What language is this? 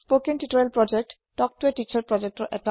Assamese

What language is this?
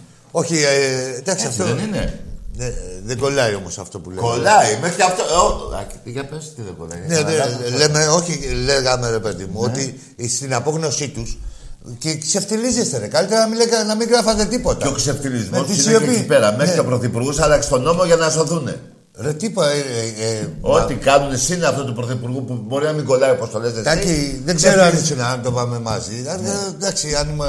Greek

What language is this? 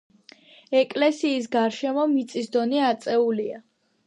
Georgian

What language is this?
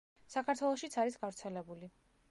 Georgian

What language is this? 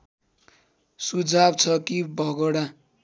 Nepali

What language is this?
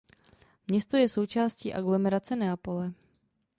Czech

